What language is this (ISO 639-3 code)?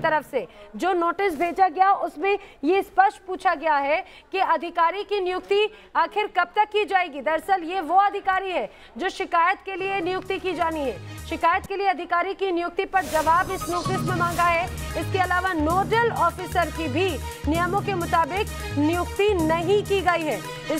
hin